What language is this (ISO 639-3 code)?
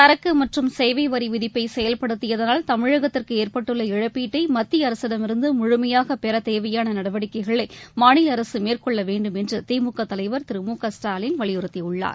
tam